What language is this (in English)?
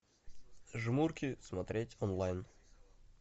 Russian